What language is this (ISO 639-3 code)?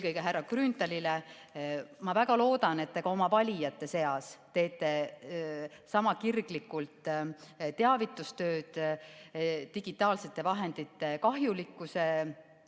est